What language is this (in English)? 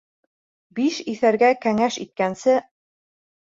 Bashkir